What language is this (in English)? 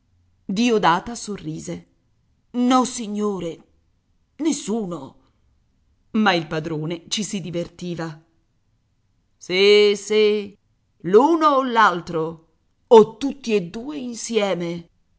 Italian